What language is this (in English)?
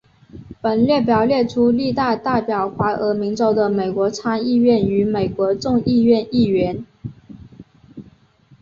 Chinese